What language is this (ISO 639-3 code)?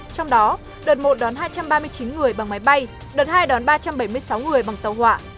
vie